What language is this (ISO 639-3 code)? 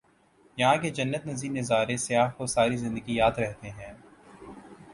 urd